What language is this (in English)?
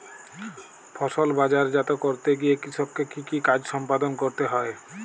Bangla